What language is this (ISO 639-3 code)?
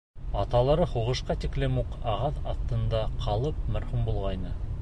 bak